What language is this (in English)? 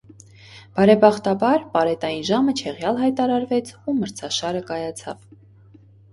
Armenian